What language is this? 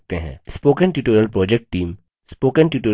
Hindi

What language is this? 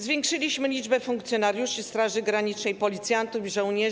Polish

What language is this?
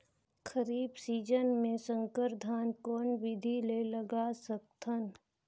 Chhattisgarhi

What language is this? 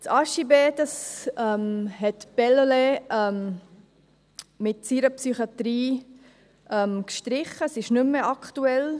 Swiss German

